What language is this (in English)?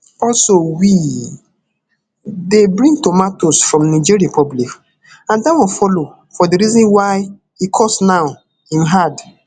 Nigerian Pidgin